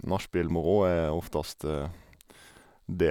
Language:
Norwegian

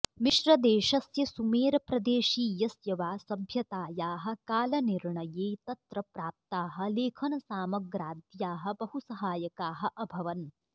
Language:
Sanskrit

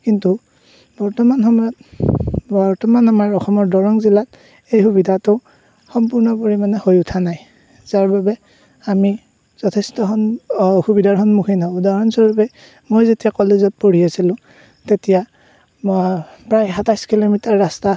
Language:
Assamese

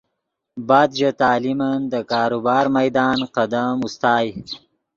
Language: Yidgha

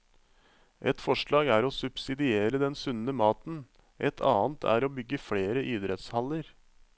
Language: Norwegian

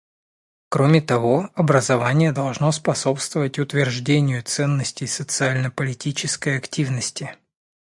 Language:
Russian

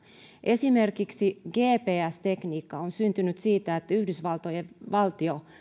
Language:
Finnish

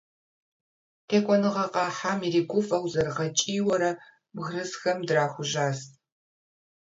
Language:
Kabardian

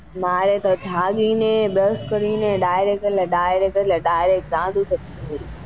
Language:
Gujarati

